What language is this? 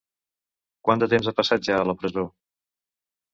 Catalan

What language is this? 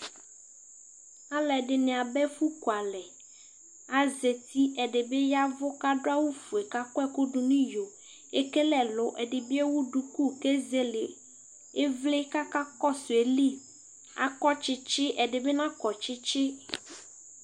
Ikposo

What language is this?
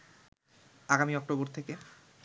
Bangla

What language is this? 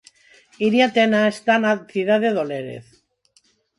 Galician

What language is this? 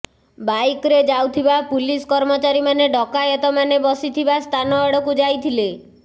Odia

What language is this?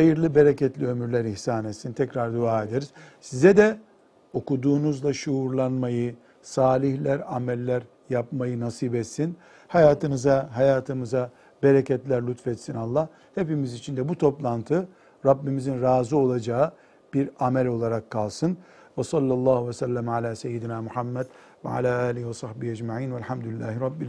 Turkish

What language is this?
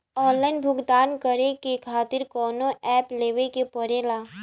Bhojpuri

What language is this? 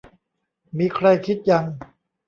Thai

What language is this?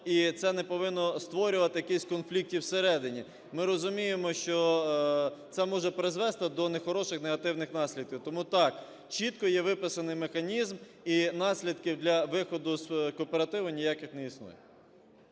Ukrainian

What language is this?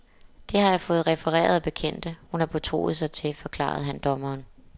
Danish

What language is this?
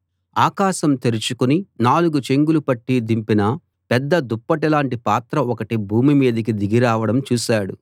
Telugu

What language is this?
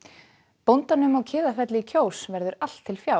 Icelandic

